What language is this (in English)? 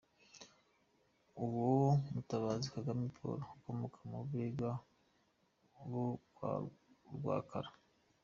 Kinyarwanda